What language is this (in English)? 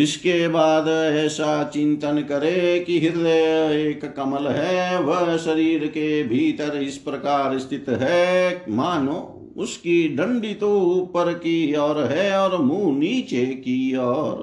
Hindi